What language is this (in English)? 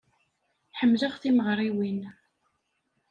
Kabyle